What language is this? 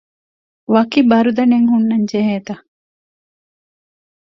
Divehi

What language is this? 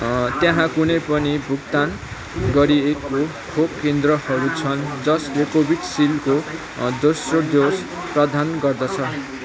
Nepali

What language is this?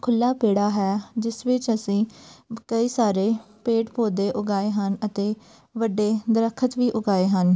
Punjabi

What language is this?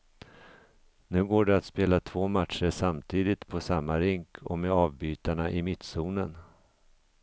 Swedish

